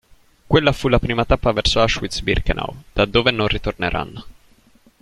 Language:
Italian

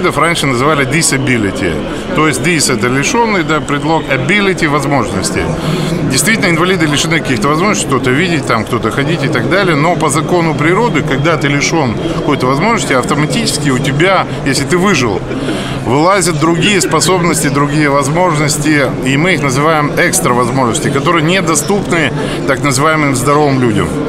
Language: Russian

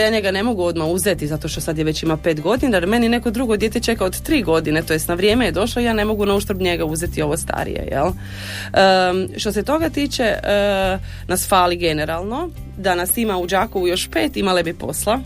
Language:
Croatian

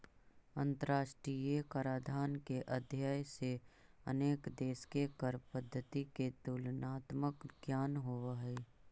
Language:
Magahi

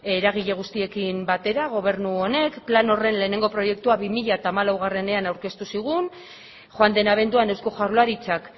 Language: Basque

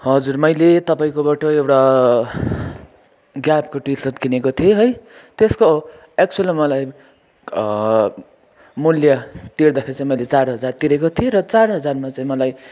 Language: Nepali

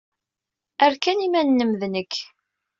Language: Kabyle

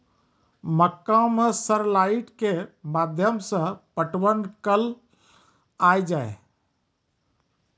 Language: Maithili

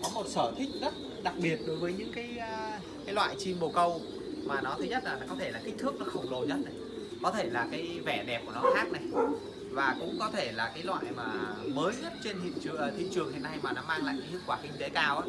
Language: Vietnamese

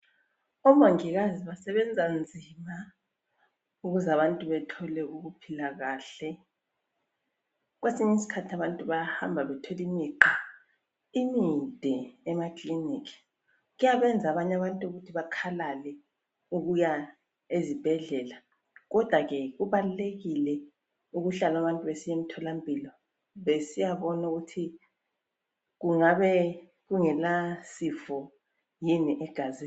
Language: North Ndebele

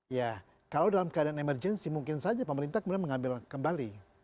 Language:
Indonesian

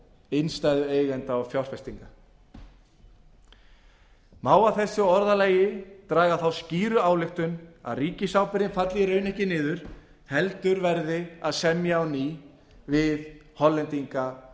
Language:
Icelandic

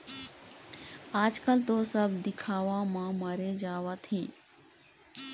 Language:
Chhattisgarhi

